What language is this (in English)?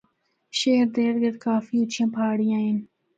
Northern Hindko